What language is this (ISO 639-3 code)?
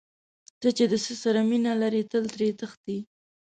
pus